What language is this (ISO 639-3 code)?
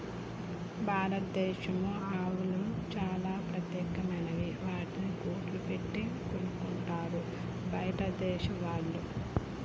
tel